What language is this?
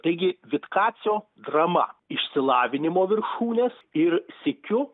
Lithuanian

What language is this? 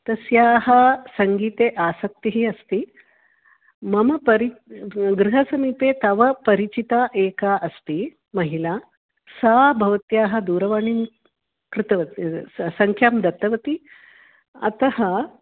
Sanskrit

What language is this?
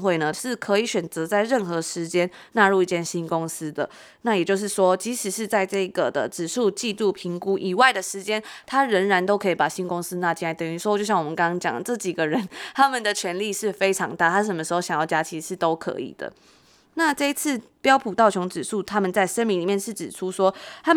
Chinese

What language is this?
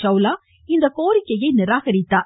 Tamil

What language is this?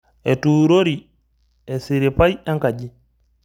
Masai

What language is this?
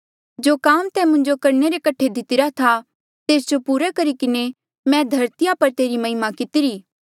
Mandeali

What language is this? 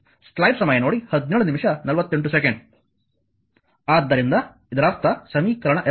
Kannada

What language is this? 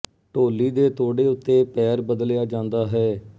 Punjabi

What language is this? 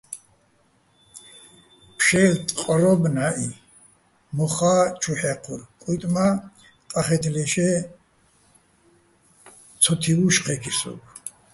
Bats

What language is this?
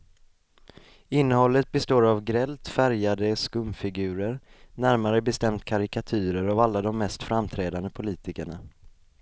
Swedish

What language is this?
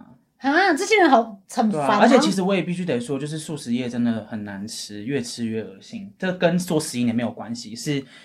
Chinese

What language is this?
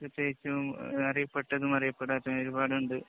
Malayalam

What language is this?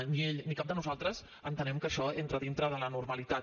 Catalan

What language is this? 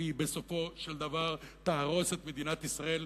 Hebrew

